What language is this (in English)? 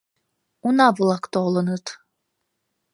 Mari